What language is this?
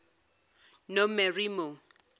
Zulu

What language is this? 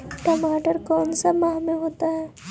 Magahi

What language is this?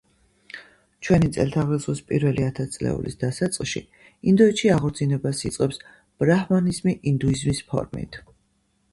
Georgian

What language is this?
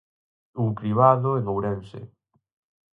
Galician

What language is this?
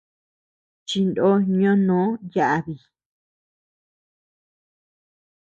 Tepeuxila Cuicatec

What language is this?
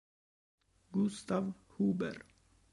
Italian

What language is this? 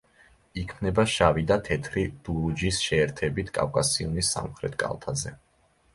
Georgian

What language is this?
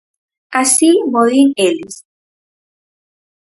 Galician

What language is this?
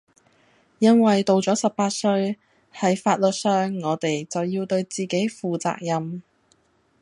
Cantonese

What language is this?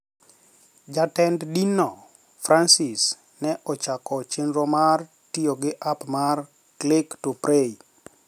Luo (Kenya and Tanzania)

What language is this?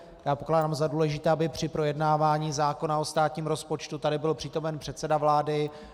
Czech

